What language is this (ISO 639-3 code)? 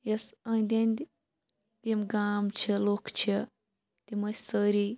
kas